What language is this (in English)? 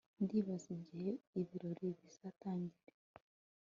Kinyarwanda